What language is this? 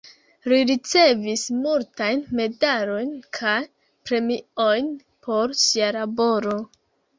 Esperanto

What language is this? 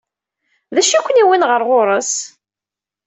Kabyle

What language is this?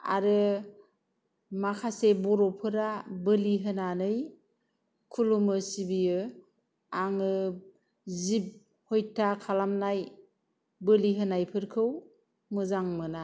Bodo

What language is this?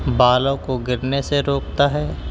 Urdu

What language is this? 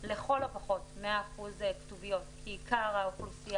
Hebrew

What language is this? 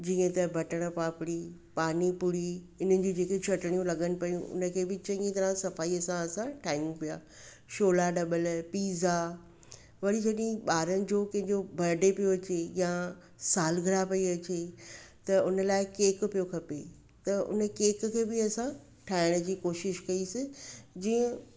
Sindhi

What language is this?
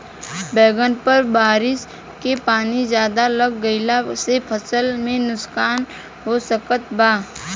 Bhojpuri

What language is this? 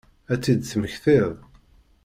Kabyle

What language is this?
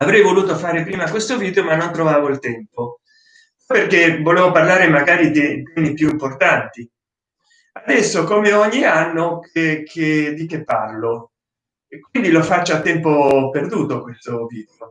Italian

